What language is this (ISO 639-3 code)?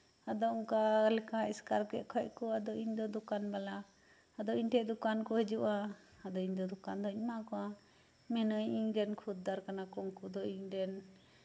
sat